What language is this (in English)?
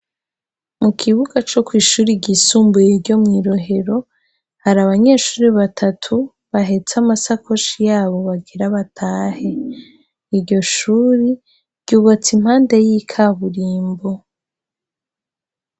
Rundi